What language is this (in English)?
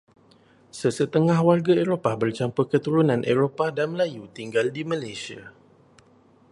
Malay